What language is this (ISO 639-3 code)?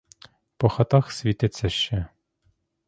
ukr